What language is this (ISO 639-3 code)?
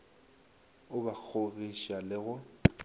nso